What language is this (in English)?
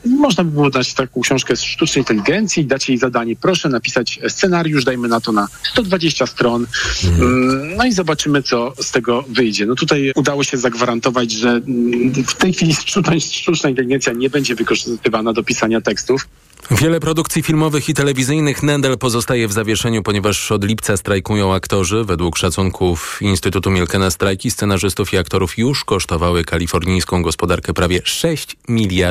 Polish